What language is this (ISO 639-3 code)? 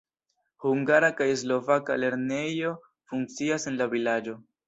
epo